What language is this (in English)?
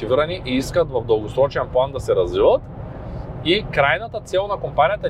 Bulgarian